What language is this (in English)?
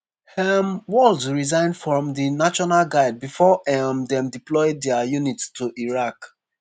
Nigerian Pidgin